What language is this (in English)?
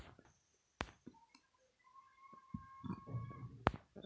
Magahi